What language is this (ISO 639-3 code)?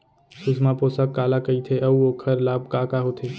hne